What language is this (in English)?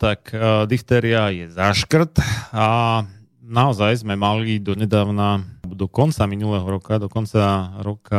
Slovak